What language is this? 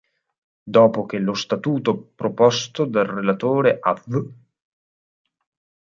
Italian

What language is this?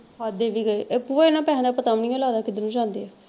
Punjabi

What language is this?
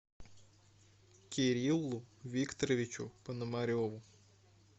Russian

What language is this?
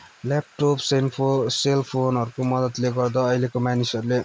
Nepali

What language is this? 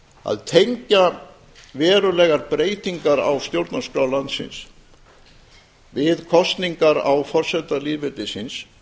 Icelandic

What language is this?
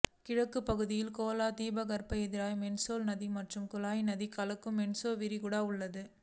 Tamil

